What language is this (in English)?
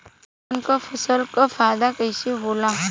Bhojpuri